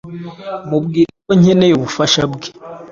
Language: Kinyarwanda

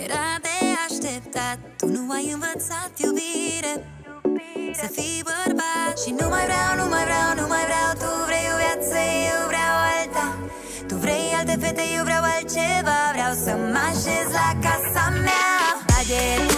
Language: Romanian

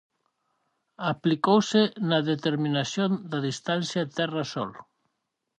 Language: Galician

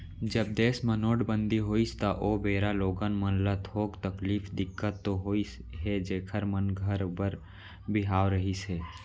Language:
Chhattisgarhi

